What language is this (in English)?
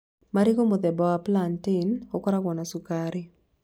Kikuyu